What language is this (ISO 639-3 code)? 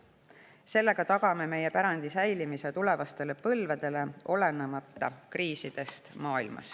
est